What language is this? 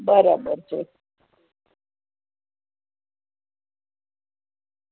Gujarati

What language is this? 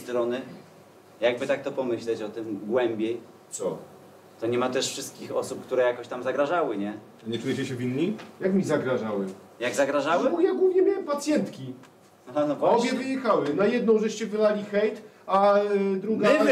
Polish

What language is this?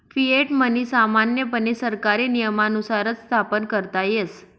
Marathi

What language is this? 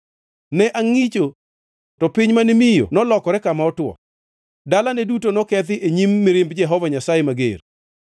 Luo (Kenya and Tanzania)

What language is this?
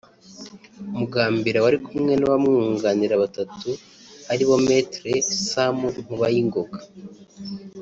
Kinyarwanda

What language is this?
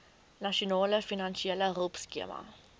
Afrikaans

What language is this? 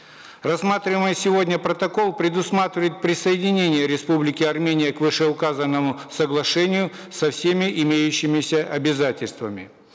Kazakh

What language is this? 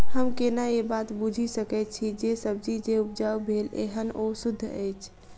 Maithili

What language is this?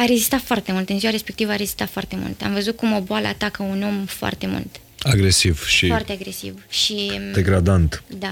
Romanian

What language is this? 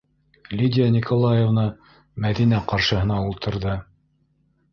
Bashkir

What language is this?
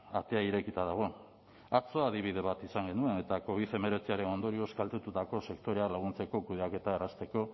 Basque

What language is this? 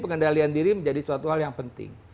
Indonesian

